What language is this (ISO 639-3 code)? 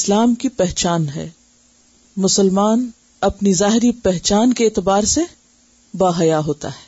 urd